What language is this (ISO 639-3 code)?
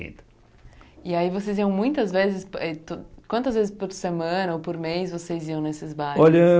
por